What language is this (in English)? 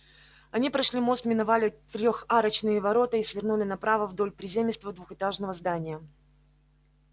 Russian